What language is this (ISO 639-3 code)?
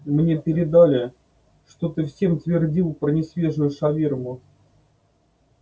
rus